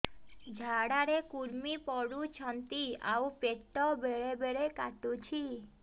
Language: Odia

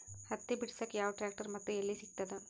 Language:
Kannada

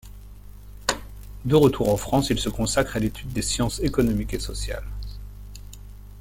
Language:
French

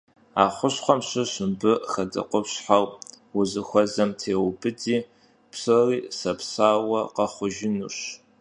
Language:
Kabardian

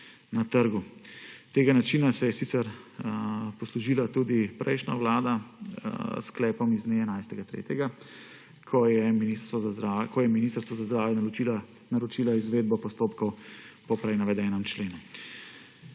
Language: Slovenian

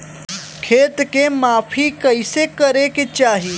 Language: Bhojpuri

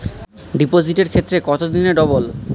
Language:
Bangla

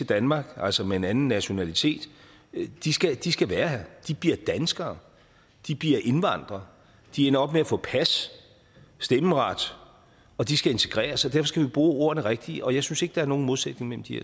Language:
Danish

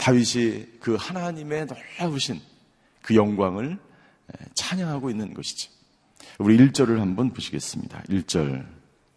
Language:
Korean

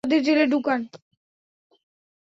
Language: Bangla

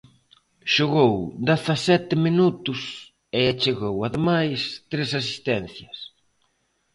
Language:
Galician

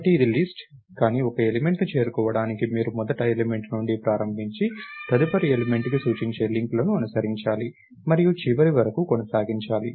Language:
Telugu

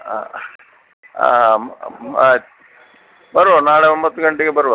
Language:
Kannada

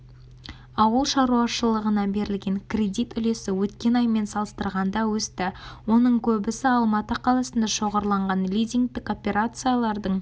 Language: Kazakh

